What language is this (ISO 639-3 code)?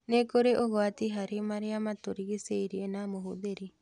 kik